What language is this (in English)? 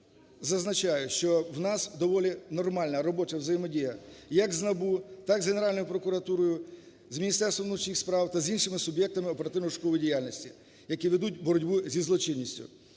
Ukrainian